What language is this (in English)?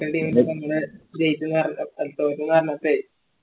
Malayalam